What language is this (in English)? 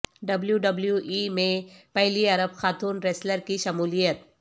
Urdu